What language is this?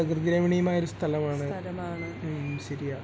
Malayalam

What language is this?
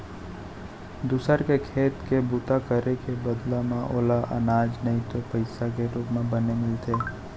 Chhattisgarhi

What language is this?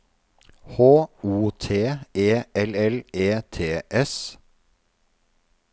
Norwegian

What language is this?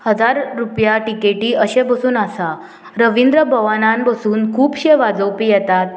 Konkani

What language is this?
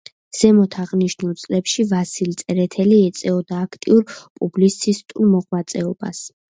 Georgian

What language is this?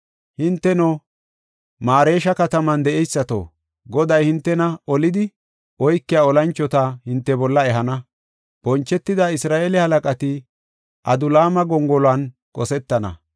Gofa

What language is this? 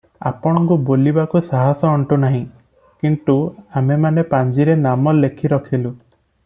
Odia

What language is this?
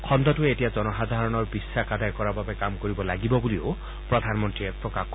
Assamese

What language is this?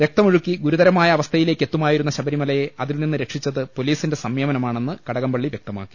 Malayalam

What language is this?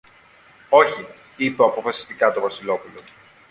Greek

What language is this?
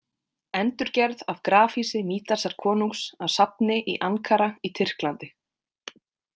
Icelandic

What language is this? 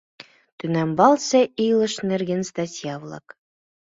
Mari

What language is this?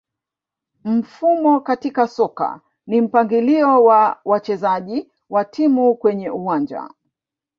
Swahili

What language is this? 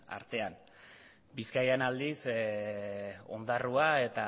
Basque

